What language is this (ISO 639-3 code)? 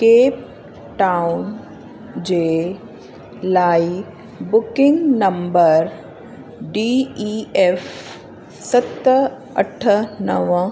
snd